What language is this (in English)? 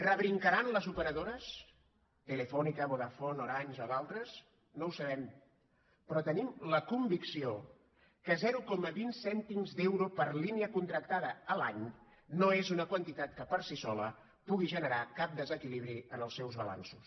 Catalan